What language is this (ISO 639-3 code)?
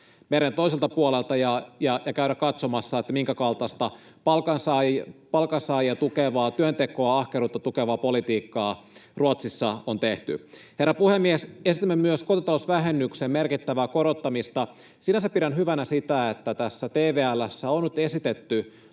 fin